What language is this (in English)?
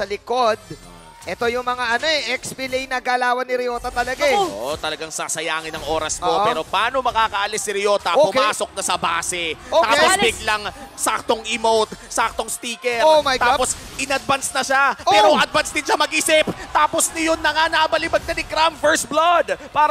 Filipino